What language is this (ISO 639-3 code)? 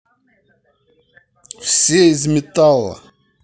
rus